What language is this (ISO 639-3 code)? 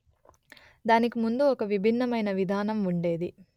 tel